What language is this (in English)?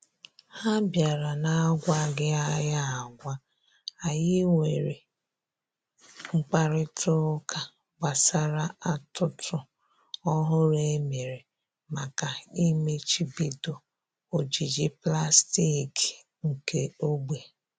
Igbo